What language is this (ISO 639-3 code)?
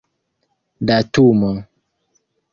epo